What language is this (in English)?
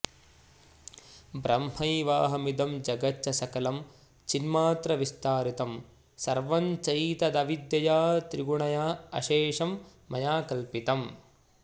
Sanskrit